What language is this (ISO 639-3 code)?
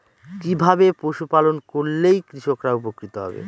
ben